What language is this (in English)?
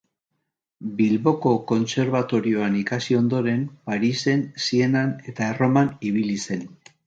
Basque